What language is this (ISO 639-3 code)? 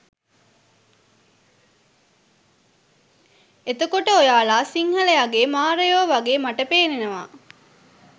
sin